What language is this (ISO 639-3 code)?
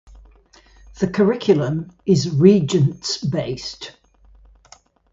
eng